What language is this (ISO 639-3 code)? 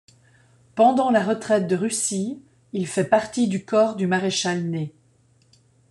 fra